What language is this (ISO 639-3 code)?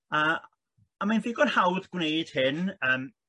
cym